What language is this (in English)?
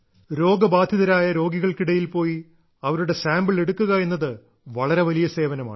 Malayalam